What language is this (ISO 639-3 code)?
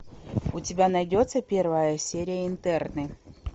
rus